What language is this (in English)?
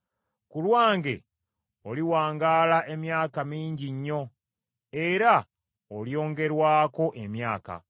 Ganda